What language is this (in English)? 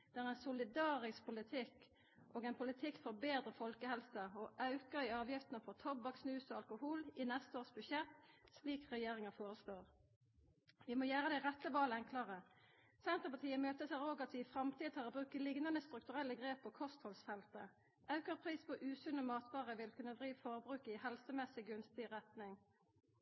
Norwegian Nynorsk